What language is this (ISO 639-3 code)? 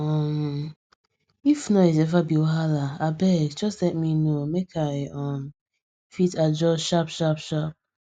pcm